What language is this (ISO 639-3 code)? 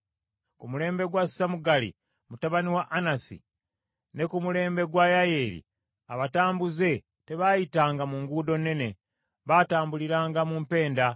lug